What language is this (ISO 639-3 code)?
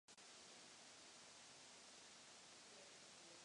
ces